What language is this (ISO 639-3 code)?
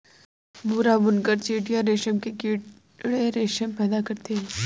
hin